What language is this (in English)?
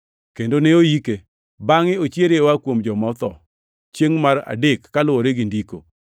Luo (Kenya and Tanzania)